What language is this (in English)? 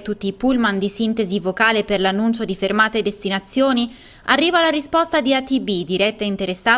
Italian